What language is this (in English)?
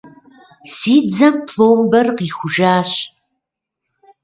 Kabardian